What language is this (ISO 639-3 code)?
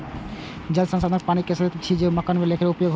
mai